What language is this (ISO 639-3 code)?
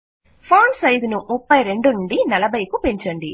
tel